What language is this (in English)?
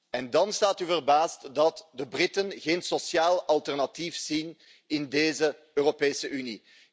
Dutch